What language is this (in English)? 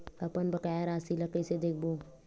Chhattisgarhi